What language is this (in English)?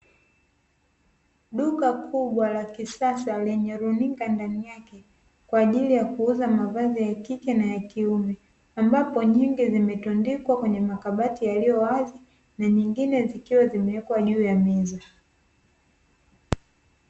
Swahili